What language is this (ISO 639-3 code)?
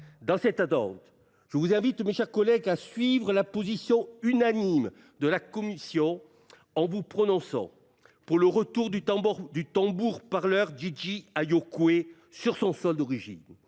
fra